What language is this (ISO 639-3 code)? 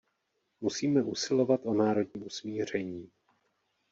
ces